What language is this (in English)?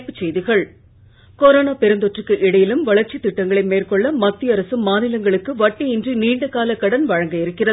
Tamil